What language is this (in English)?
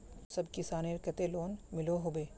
Magahi